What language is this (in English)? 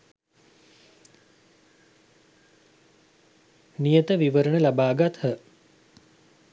Sinhala